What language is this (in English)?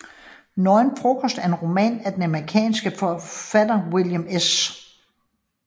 Danish